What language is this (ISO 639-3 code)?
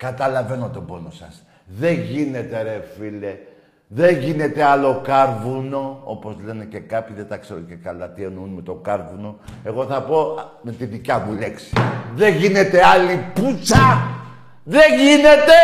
ell